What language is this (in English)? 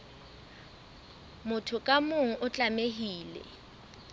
Southern Sotho